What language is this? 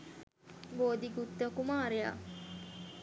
Sinhala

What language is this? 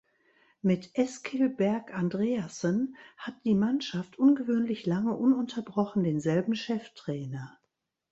German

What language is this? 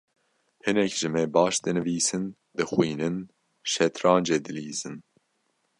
Kurdish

